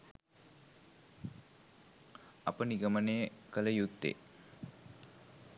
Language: Sinhala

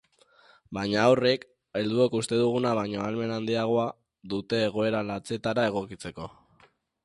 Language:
Basque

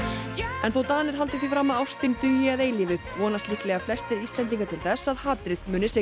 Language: Icelandic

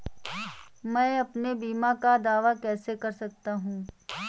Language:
Hindi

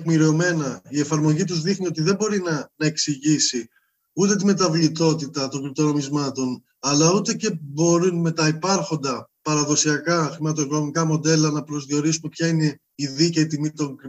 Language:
Greek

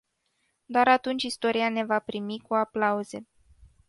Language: Romanian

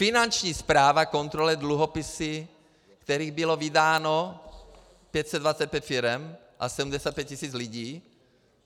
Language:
Czech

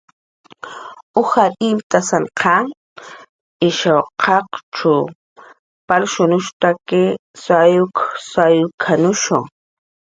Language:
Jaqaru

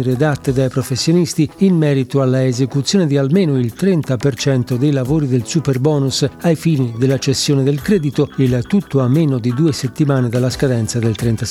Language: Italian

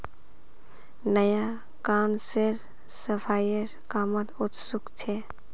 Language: Magahi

